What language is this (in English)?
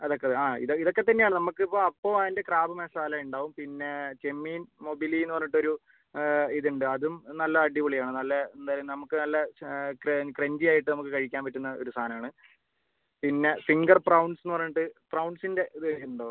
Malayalam